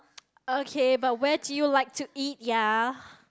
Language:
English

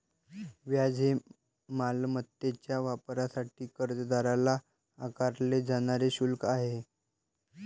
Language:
Marathi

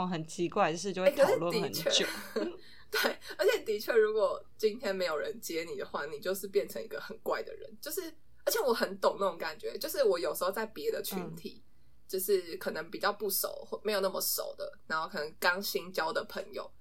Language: Chinese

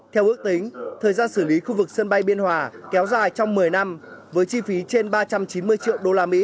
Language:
Vietnamese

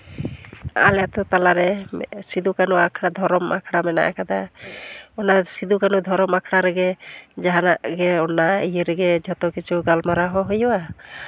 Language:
Santali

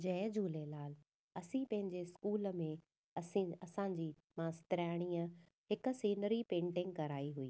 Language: Sindhi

